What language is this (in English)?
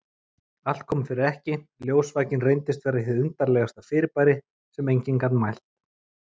Icelandic